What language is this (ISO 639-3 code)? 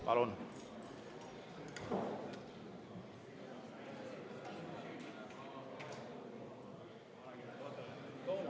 est